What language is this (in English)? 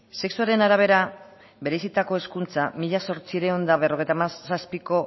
Basque